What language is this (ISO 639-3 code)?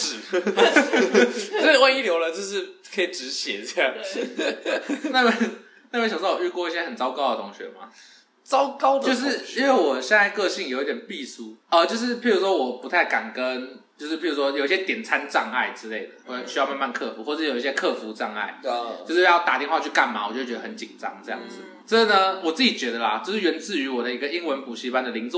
zho